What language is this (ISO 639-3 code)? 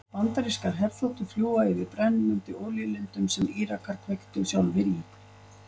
isl